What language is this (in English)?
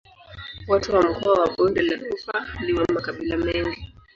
Swahili